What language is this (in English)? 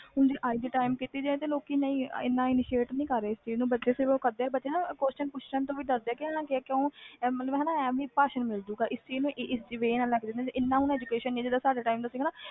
Punjabi